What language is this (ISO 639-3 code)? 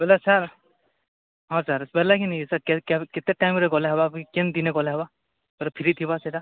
ori